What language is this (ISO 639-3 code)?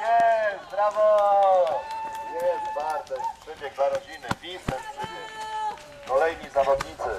pol